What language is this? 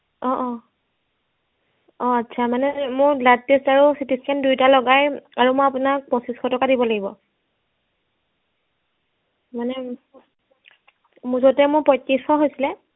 Assamese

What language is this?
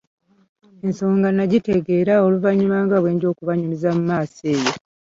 Ganda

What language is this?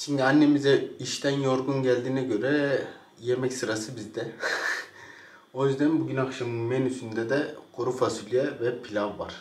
Turkish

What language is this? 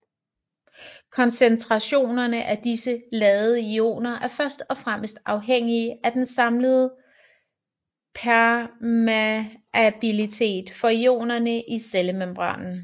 Danish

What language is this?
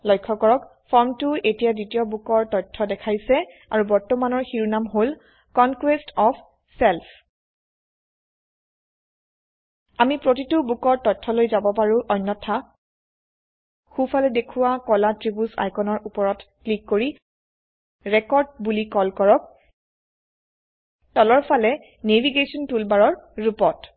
Assamese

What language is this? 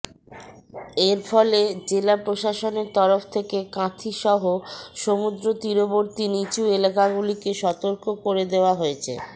Bangla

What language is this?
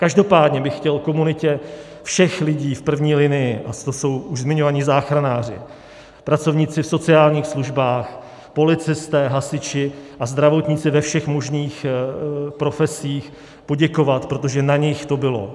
Czech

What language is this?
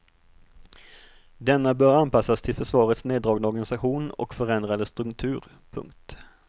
Swedish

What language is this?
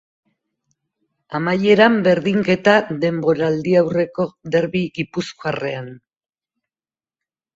Basque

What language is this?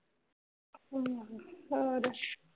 Punjabi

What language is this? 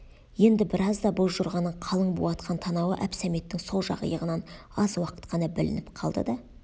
Kazakh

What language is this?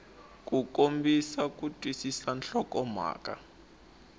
Tsonga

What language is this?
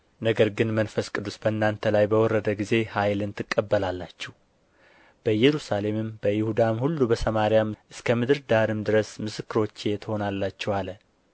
Amharic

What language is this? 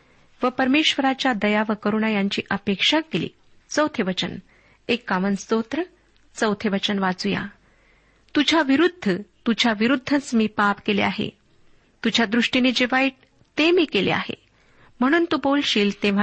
Marathi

